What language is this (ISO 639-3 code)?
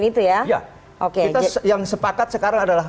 ind